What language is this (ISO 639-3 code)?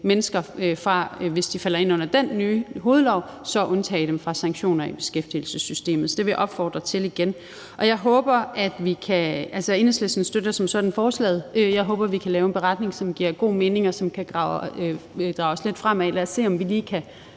dan